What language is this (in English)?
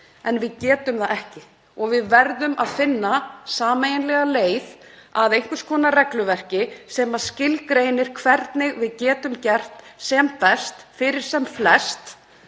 Icelandic